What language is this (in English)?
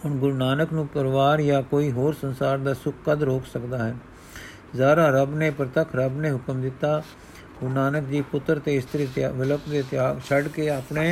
Punjabi